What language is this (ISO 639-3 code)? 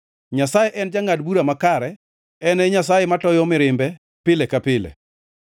luo